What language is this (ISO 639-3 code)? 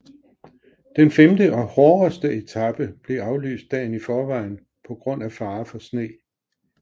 dan